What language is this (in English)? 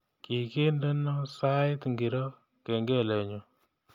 Kalenjin